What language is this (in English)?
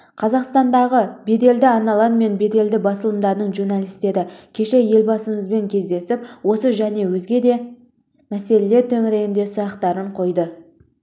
Kazakh